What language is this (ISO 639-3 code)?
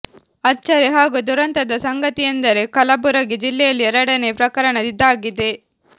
kan